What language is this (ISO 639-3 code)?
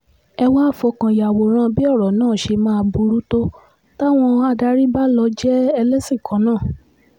yor